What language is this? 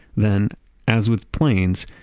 English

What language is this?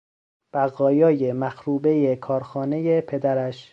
Persian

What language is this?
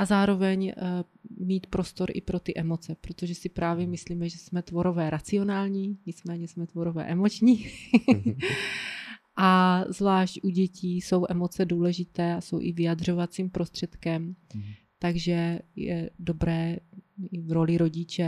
Czech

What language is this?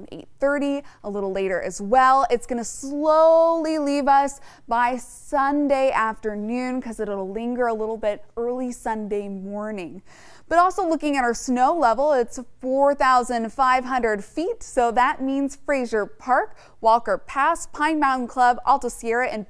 English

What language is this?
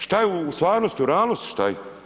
Croatian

